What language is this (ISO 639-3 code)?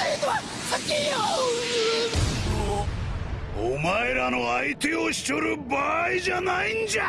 jpn